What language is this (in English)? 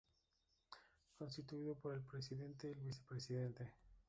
Spanish